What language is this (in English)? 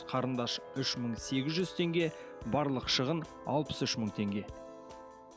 Kazakh